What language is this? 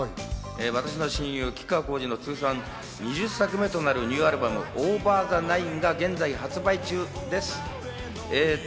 Japanese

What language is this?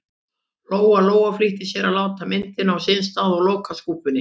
Icelandic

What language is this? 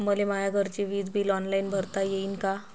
Marathi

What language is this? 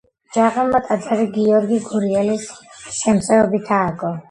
Georgian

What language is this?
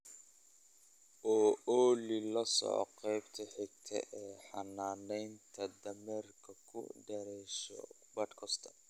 Somali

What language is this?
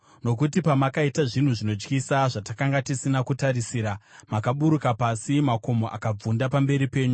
Shona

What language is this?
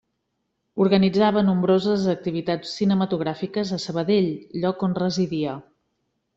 Catalan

